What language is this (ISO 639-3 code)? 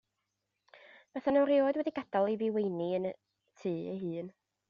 cym